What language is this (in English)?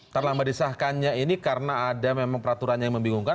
Indonesian